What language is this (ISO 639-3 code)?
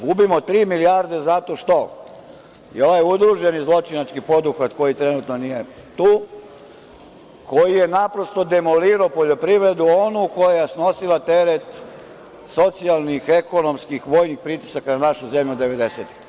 srp